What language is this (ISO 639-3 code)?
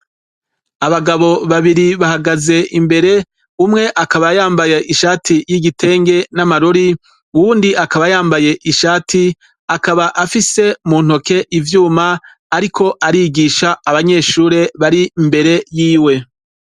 run